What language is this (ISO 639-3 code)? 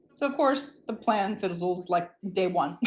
eng